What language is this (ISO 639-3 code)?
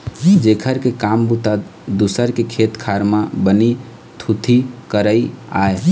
hne